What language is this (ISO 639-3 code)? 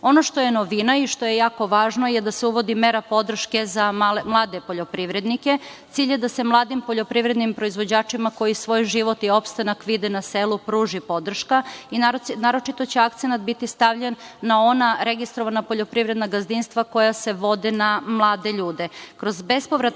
srp